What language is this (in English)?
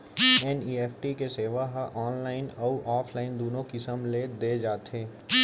Chhattisgarhi